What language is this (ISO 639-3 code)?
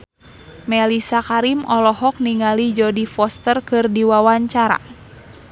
sun